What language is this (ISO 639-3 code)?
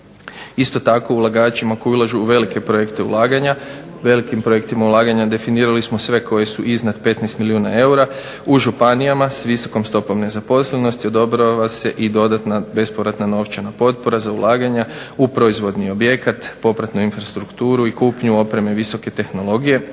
hrv